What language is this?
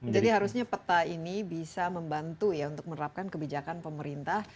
Indonesian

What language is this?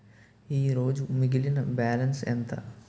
Telugu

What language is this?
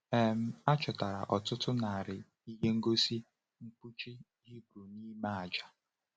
Igbo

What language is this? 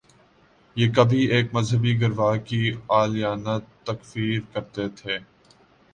Urdu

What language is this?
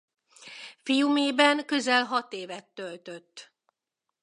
Hungarian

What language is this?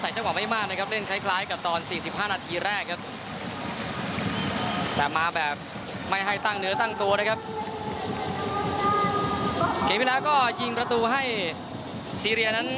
Thai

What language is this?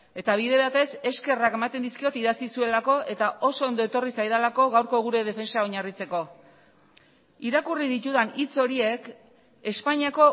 Basque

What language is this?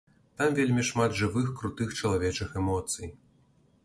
Belarusian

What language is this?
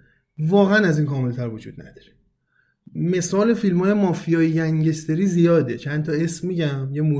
Persian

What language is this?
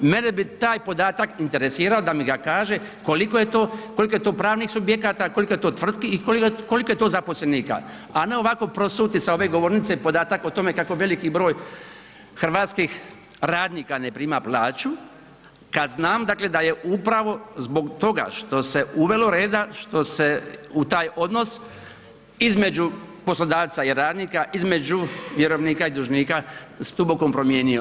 Croatian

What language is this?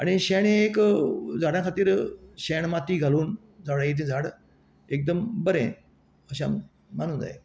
Konkani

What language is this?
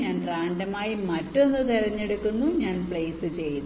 Malayalam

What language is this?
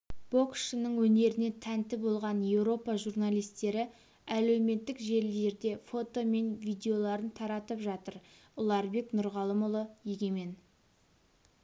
Kazakh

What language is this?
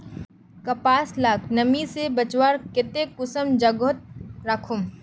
Magahi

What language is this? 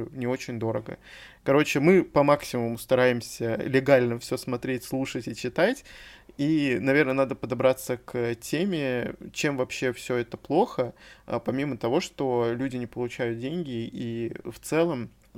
Russian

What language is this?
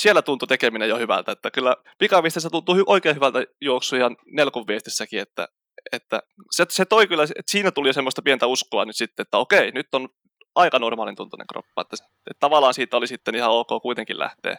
Finnish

